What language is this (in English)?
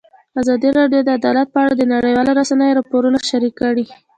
Pashto